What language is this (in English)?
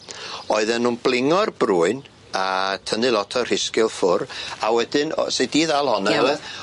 Welsh